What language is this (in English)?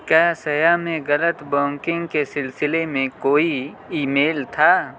Urdu